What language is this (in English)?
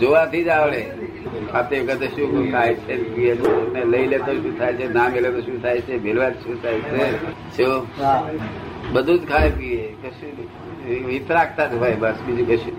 Gujarati